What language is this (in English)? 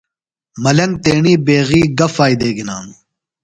Phalura